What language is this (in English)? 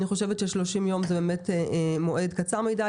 Hebrew